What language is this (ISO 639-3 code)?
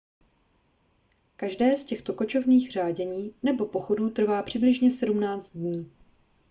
ces